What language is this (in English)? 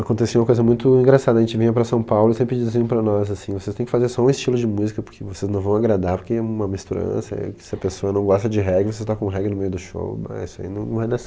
Portuguese